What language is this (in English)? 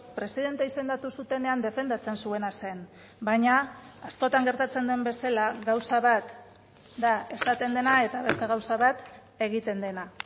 Basque